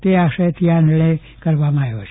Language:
Gujarati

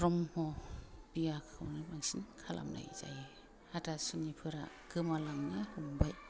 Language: Bodo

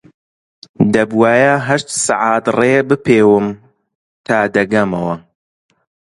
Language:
Central Kurdish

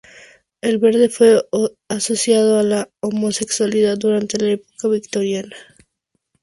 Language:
Spanish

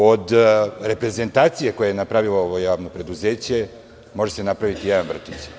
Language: Serbian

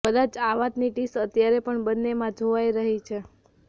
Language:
Gujarati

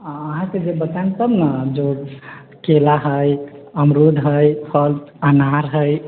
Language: Maithili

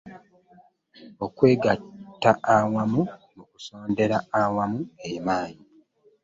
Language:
Ganda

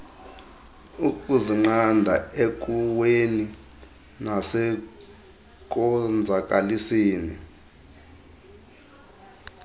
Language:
Xhosa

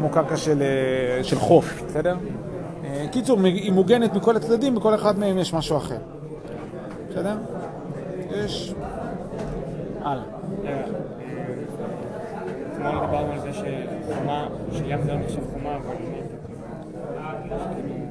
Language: Hebrew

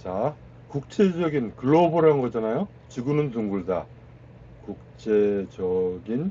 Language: Korean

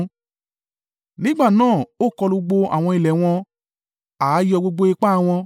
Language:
Yoruba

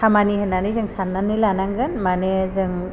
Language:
Bodo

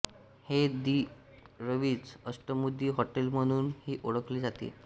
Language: Marathi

